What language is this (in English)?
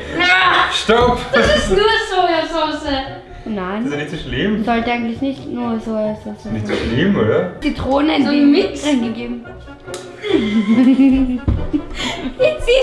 German